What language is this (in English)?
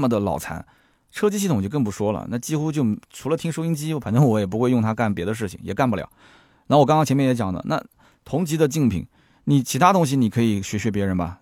Chinese